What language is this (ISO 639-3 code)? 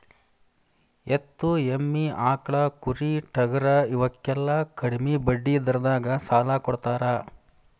kan